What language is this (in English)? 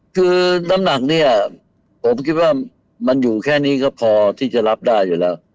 Thai